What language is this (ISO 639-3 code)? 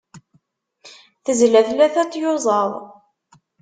kab